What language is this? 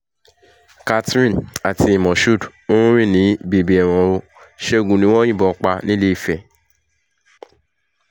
Yoruba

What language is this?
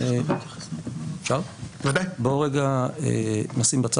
Hebrew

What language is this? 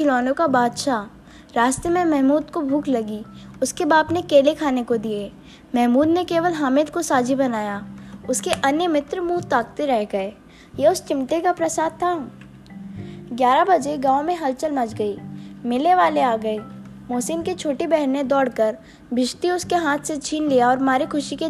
Hindi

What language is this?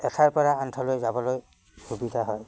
Assamese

